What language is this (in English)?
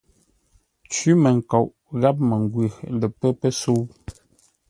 Ngombale